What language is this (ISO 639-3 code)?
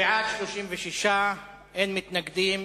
heb